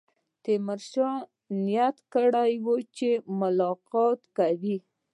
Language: Pashto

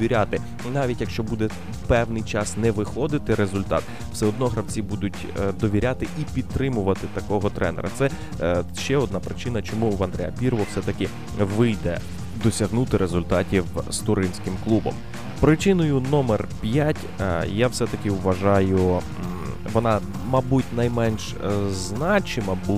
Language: Ukrainian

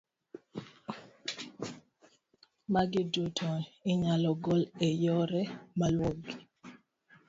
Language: Luo (Kenya and Tanzania)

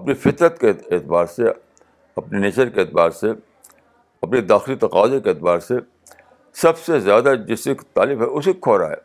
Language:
Urdu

